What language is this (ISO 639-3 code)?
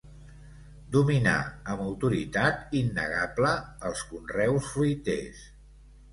cat